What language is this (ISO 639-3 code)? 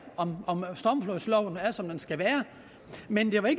dan